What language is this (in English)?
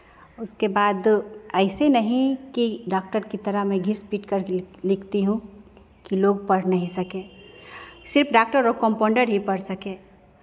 Hindi